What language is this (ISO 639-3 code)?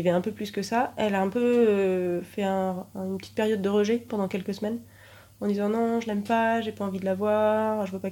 fra